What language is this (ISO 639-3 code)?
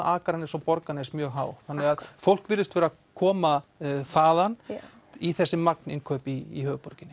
isl